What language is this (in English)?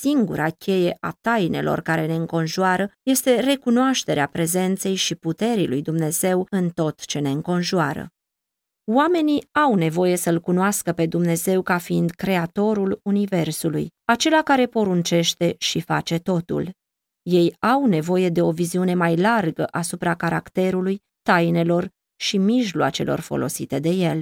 Romanian